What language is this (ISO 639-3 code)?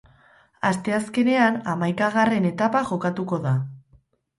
eus